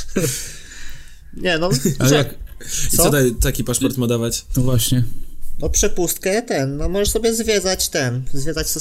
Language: Polish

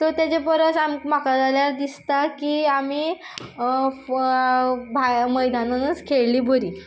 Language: Konkani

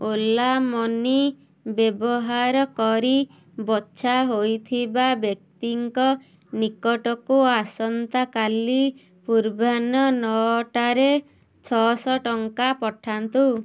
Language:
Odia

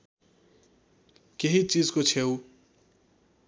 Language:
Nepali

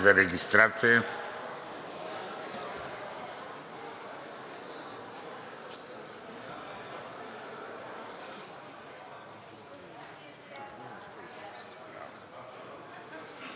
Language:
Bulgarian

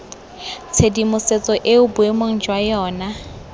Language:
Tswana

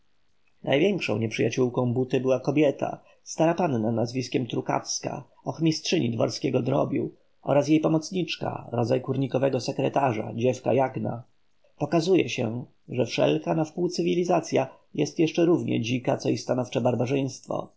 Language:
Polish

